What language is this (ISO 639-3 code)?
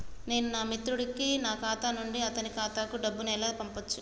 tel